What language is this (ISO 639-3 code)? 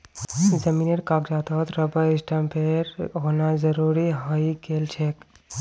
mag